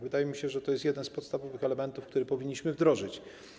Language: Polish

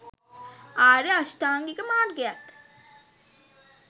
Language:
Sinhala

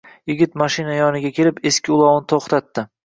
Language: Uzbek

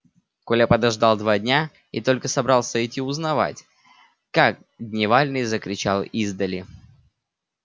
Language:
Russian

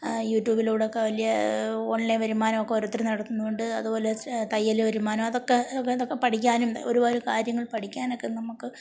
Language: Malayalam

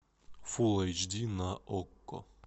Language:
Russian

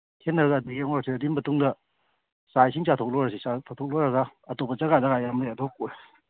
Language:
Manipuri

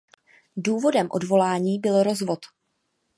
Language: Czech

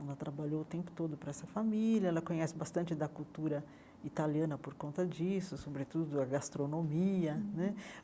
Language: Portuguese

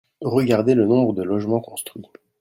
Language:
French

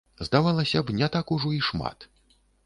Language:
Belarusian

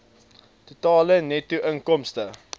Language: Afrikaans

